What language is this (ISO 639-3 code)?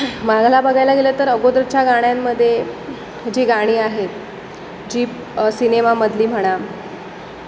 mar